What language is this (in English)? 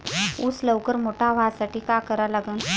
Marathi